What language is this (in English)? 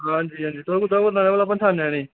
Dogri